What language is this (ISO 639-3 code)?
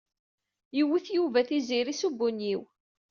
kab